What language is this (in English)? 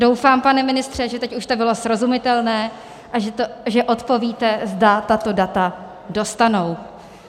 Czech